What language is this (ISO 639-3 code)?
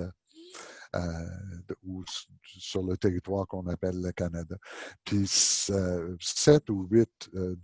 fra